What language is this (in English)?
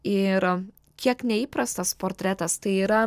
Lithuanian